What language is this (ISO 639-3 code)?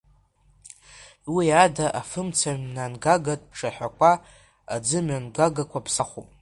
abk